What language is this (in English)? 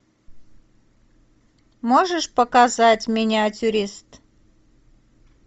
Russian